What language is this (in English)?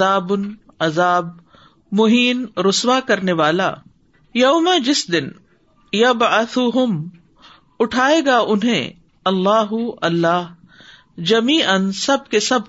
Urdu